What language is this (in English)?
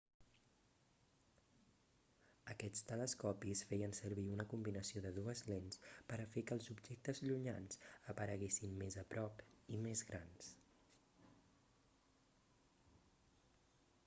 Catalan